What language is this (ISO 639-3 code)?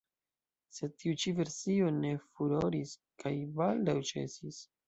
epo